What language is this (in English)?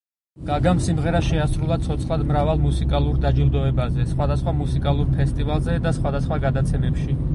Georgian